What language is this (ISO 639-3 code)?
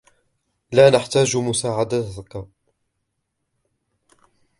ara